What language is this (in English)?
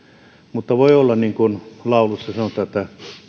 Finnish